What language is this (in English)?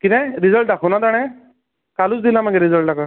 Konkani